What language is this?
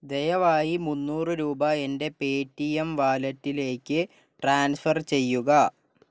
Malayalam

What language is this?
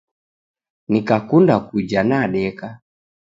Taita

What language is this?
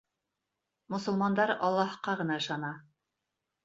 Bashkir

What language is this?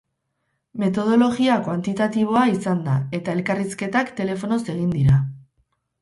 Basque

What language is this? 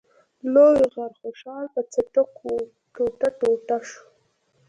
Pashto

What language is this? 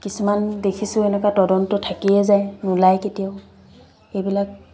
Assamese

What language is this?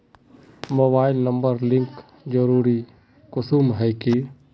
Magahi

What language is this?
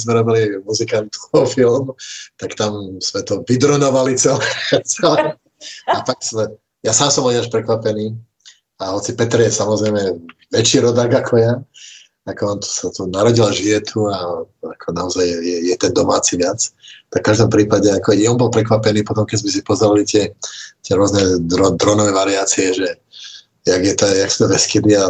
Czech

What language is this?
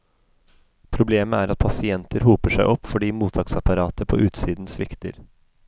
Norwegian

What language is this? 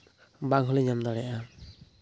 Santali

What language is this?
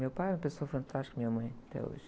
Portuguese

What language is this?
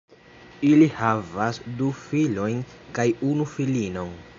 Esperanto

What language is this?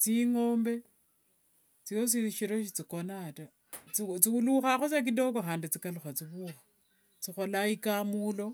Wanga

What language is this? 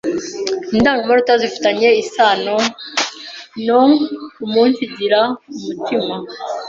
Kinyarwanda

